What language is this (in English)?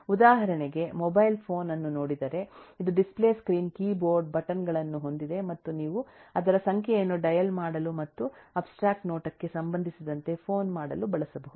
Kannada